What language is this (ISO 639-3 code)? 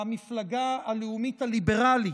heb